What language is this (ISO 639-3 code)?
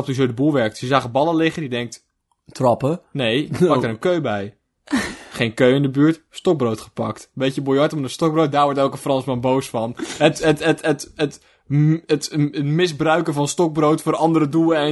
nld